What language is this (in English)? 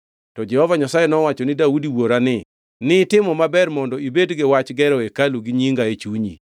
Luo (Kenya and Tanzania)